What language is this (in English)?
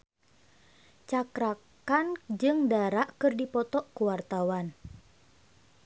Sundanese